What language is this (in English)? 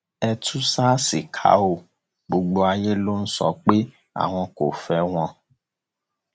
Yoruba